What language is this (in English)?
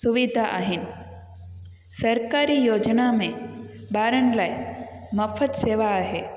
Sindhi